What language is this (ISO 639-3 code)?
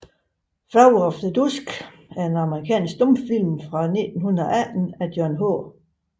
dan